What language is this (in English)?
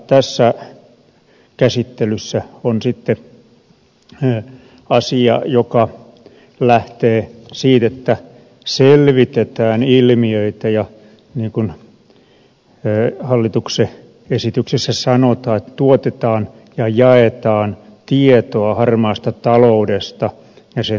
Finnish